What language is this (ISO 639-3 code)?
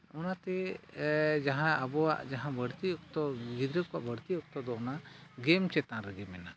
sat